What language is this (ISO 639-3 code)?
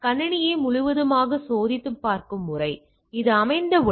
tam